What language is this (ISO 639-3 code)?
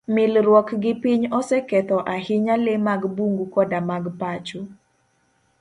luo